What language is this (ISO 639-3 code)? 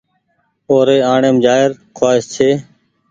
gig